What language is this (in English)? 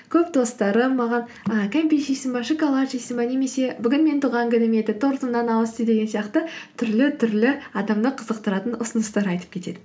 Kazakh